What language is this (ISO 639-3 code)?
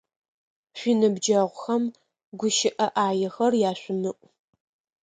ady